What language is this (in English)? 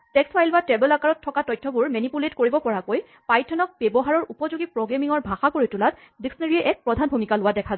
Assamese